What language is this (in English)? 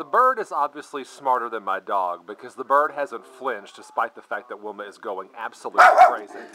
English